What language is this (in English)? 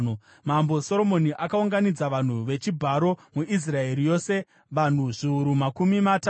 Shona